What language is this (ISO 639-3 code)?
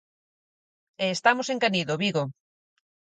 glg